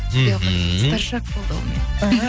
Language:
Kazakh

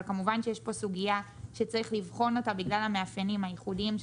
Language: Hebrew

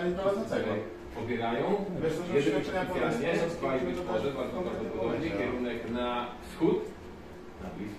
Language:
Polish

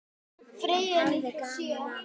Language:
Icelandic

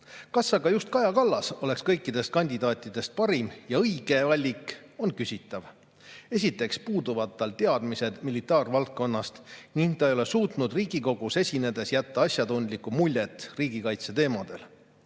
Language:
Estonian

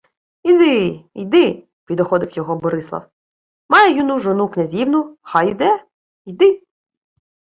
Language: Ukrainian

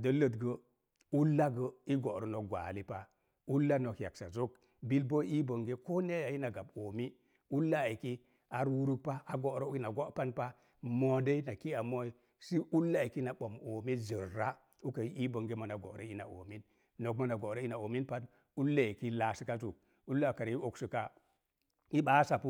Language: Mom Jango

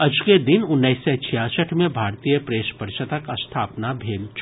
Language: Maithili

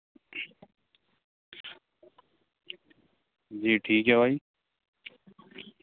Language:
Hindi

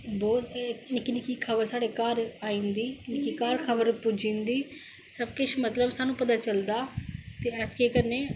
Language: Dogri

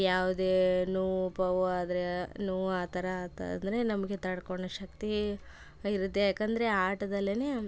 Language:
Kannada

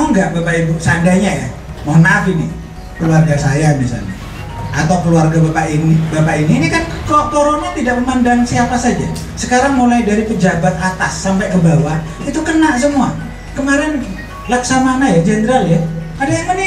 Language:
Indonesian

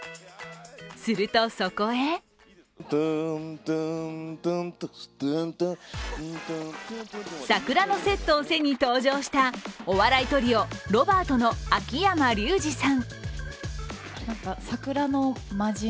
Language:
Japanese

